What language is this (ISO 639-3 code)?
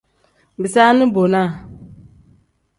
kdh